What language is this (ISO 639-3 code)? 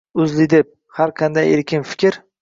uzb